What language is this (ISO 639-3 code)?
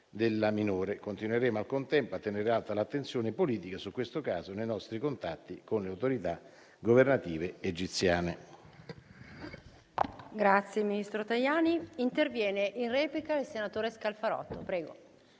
ita